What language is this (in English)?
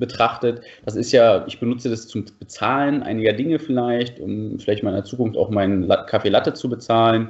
German